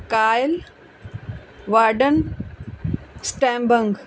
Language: Punjabi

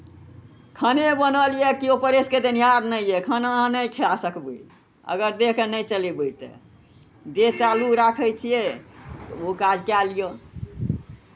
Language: Maithili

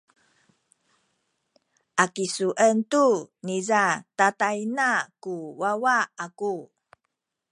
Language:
Sakizaya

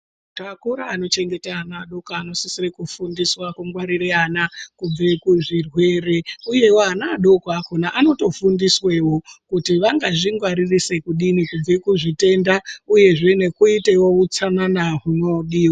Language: Ndau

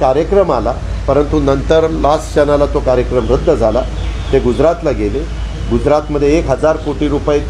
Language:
Hindi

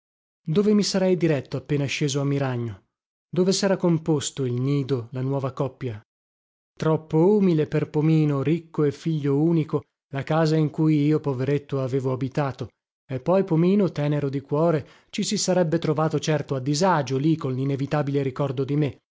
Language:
Italian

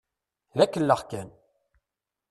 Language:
Kabyle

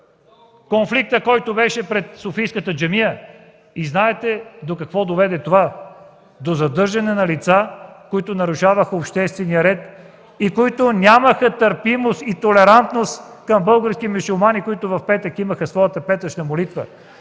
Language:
Bulgarian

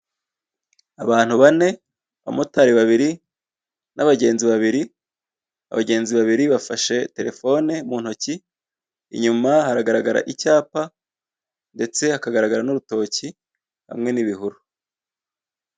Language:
Kinyarwanda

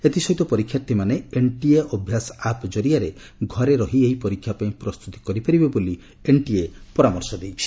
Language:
Odia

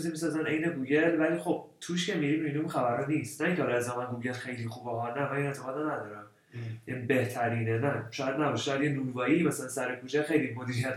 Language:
Persian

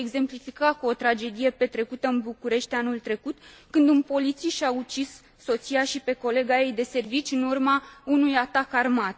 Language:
Romanian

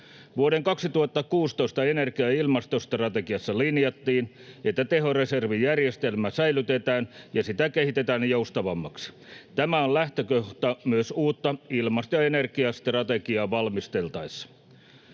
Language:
Finnish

